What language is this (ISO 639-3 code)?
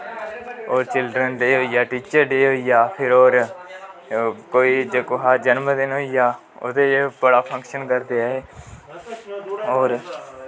doi